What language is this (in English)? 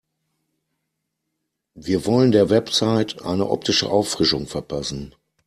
German